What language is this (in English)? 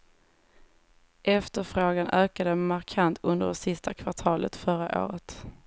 Swedish